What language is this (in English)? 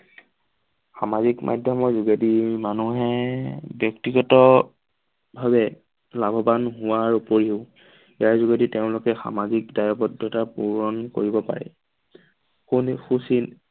Assamese